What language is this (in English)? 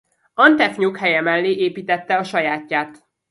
Hungarian